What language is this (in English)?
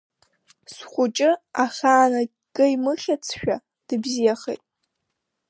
Abkhazian